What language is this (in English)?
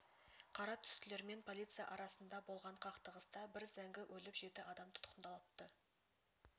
Kazakh